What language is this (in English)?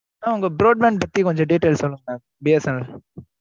Tamil